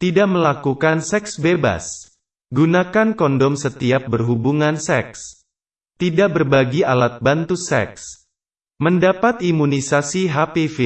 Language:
Indonesian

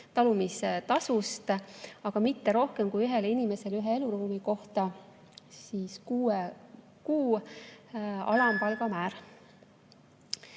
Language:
Estonian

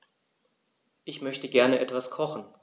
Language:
German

